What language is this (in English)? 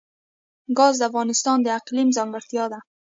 Pashto